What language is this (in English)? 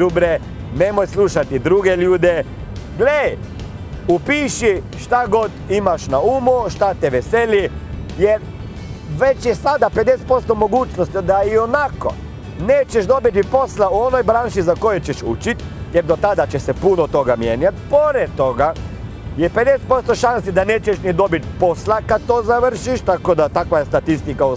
Croatian